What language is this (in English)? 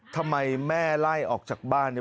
Thai